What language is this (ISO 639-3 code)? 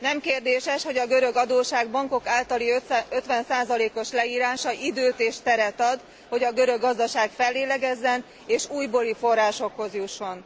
hun